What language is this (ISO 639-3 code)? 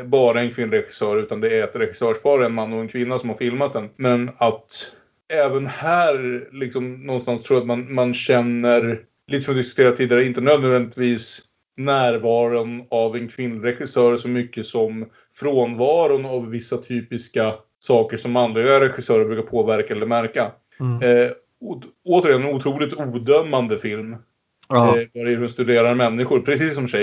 swe